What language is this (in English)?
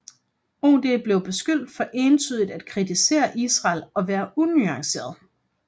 Danish